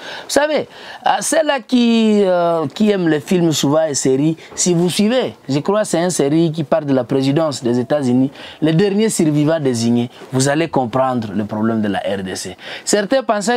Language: French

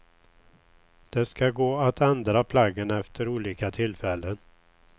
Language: Swedish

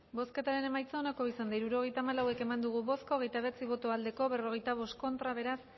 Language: Basque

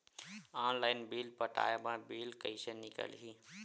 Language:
Chhattisgarhi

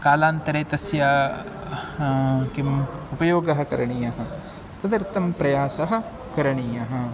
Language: Sanskrit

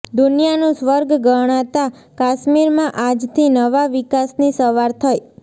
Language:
Gujarati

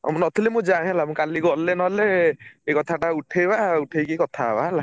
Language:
Odia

